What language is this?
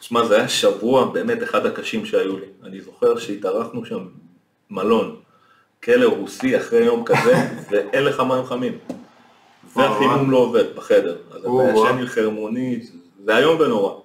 Hebrew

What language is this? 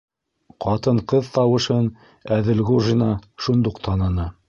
Bashkir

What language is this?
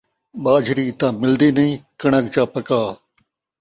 Saraiki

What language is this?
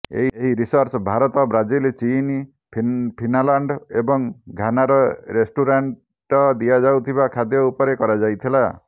Odia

